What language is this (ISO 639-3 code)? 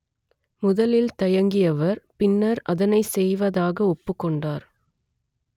tam